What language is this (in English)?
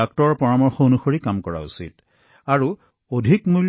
Assamese